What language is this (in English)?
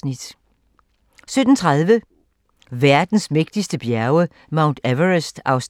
Danish